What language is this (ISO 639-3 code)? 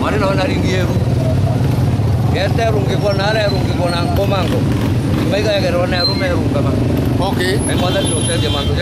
ind